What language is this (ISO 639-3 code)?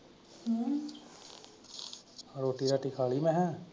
pan